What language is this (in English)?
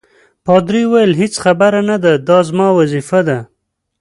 Pashto